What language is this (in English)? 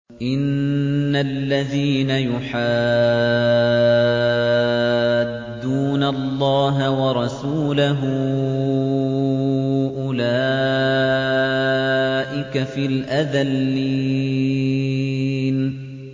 Arabic